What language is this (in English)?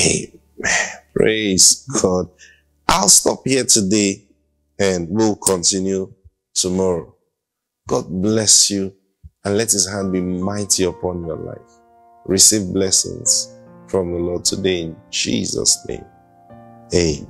English